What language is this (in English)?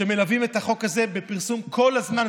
Hebrew